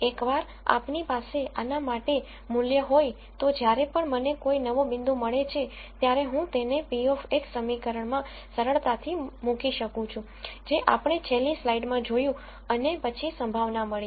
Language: Gujarati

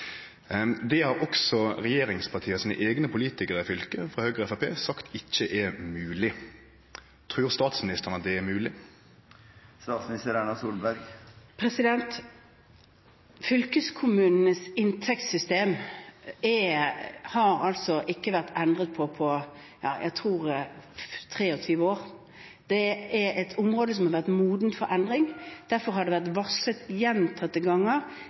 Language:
Norwegian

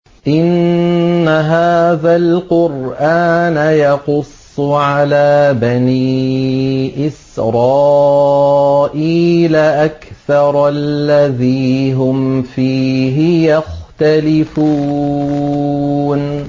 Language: Arabic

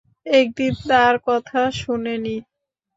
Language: Bangla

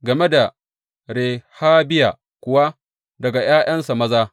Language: Hausa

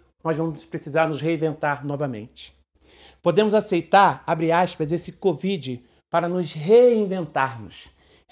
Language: Portuguese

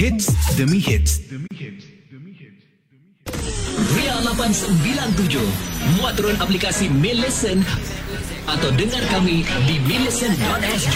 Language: Malay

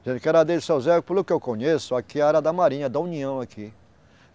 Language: Portuguese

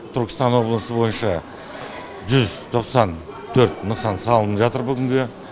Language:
Kazakh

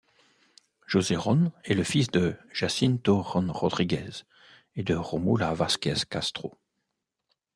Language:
French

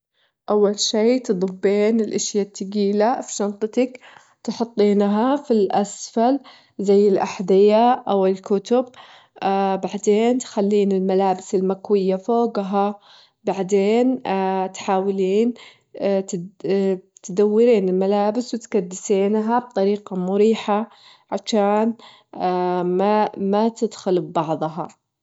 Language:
Gulf Arabic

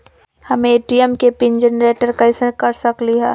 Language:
Magahi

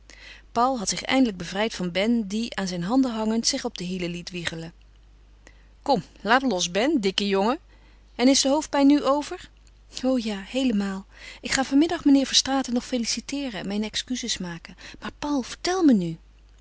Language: Dutch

